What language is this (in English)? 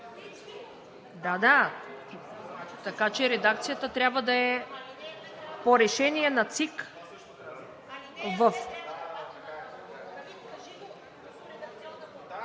Bulgarian